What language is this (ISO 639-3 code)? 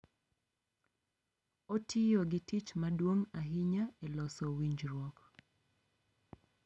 luo